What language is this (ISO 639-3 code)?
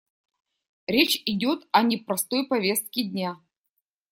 rus